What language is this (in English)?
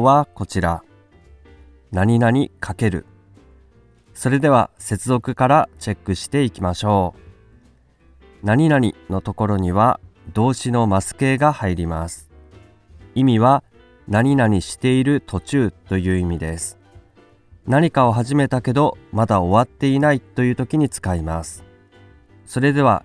Japanese